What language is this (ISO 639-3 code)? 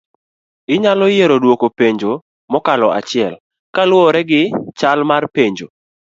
luo